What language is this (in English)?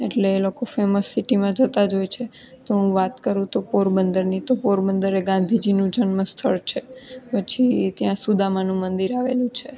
Gujarati